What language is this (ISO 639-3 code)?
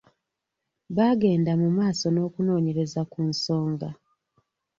lug